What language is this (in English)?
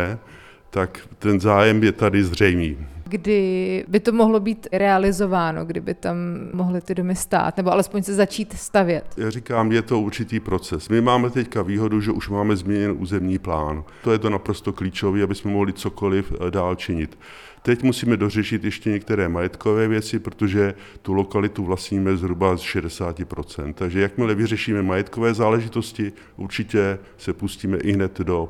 Czech